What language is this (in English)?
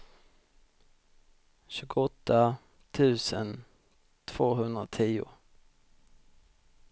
Swedish